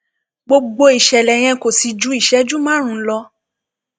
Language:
Yoruba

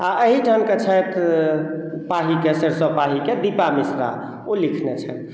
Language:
Maithili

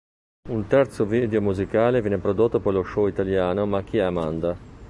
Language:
Italian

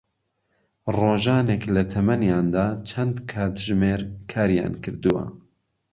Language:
Central Kurdish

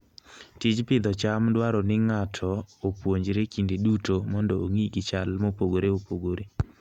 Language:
Luo (Kenya and Tanzania)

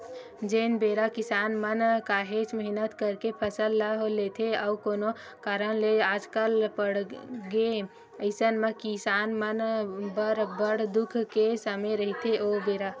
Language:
Chhattisgarhi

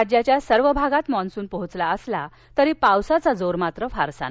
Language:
Marathi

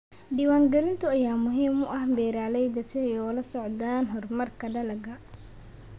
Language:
Somali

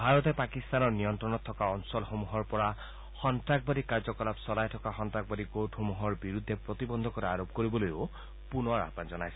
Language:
Assamese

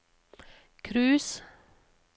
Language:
Norwegian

